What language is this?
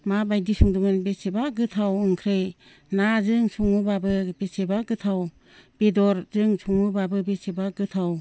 Bodo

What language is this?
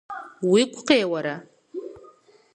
Kabardian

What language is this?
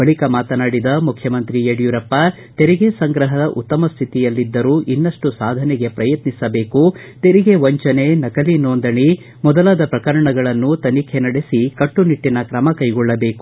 Kannada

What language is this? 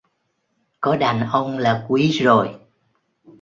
Vietnamese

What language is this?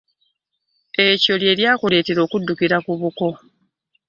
Ganda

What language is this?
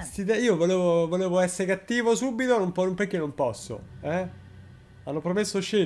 Italian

